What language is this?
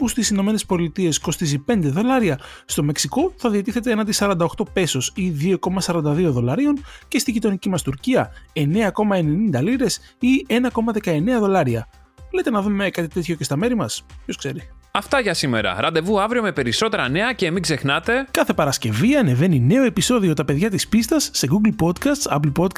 Greek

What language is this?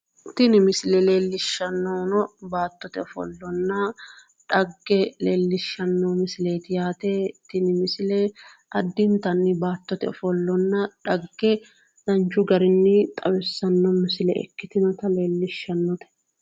Sidamo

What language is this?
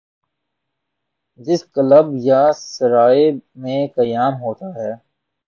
Urdu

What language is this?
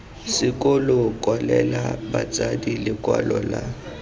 Tswana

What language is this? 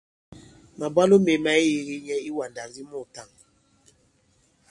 Bankon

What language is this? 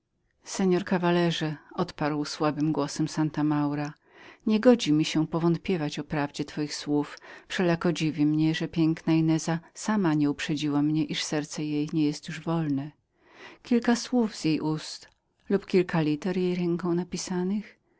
Polish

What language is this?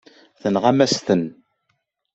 Kabyle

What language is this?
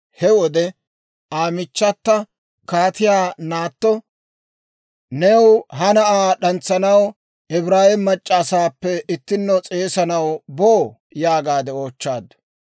Dawro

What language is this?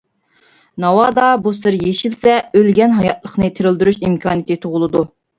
Uyghur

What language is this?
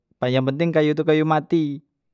Musi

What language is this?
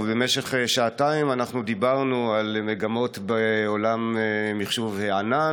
Hebrew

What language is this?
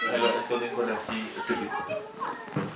Wolof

